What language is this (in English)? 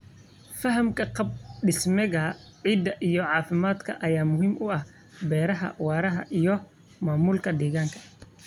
Somali